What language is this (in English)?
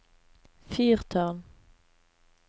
Norwegian